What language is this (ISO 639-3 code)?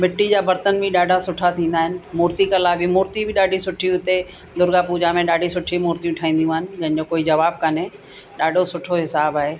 snd